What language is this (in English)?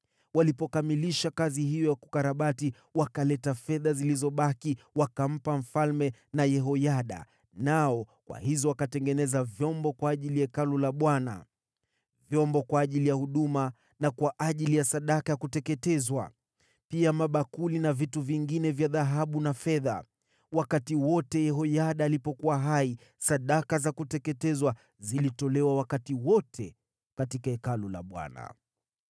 Swahili